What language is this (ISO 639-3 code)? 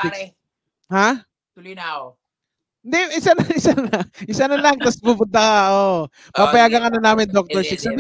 fil